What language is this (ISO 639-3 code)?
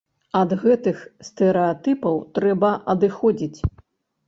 bel